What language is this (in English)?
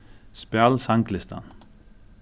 Faroese